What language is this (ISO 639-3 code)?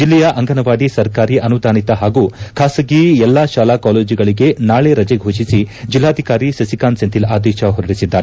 kan